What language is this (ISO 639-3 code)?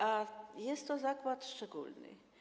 pol